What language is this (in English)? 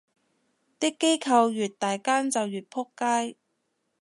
Cantonese